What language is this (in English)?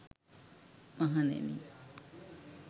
Sinhala